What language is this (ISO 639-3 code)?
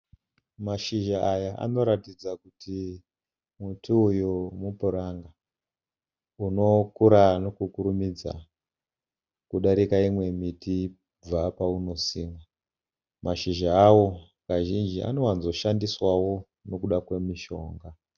sna